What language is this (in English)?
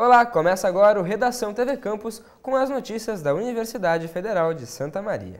Portuguese